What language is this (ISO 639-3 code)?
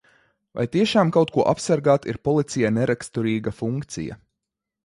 lav